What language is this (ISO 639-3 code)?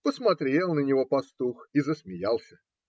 rus